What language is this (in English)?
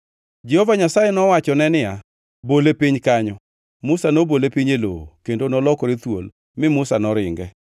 Luo (Kenya and Tanzania)